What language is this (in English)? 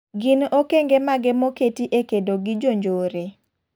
Luo (Kenya and Tanzania)